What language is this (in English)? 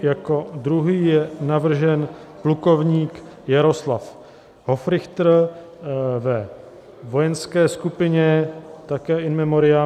Czech